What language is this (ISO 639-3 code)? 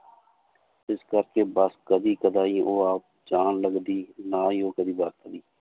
pan